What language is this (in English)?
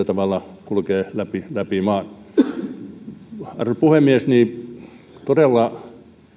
Finnish